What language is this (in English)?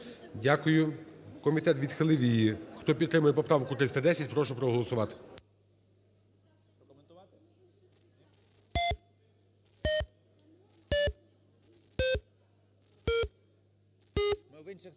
Ukrainian